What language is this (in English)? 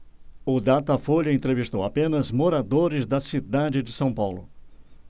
Portuguese